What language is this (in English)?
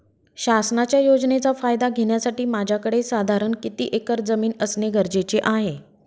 Marathi